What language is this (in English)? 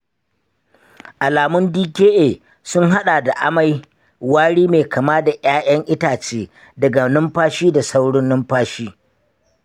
Hausa